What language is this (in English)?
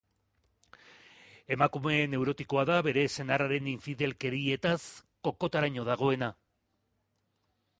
Basque